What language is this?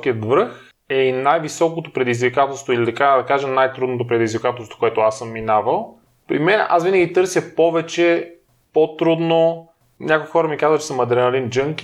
Bulgarian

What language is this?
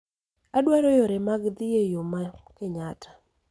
Luo (Kenya and Tanzania)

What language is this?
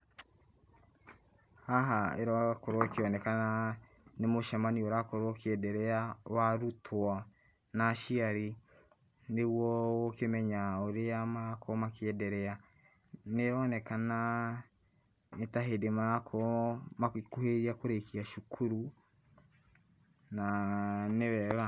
Kikuyu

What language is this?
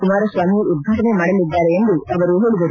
Kannada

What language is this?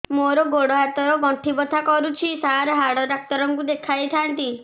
Odia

